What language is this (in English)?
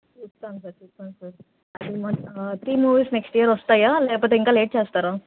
Telugu